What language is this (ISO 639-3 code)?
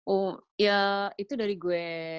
ind